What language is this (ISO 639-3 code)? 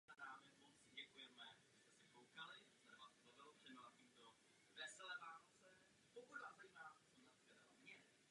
ces